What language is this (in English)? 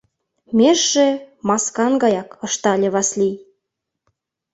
Mari